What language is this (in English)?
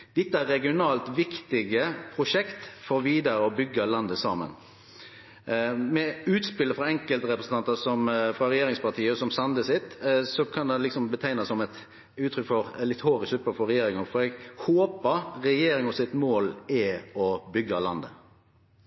Norwegian